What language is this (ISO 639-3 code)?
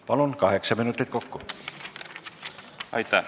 est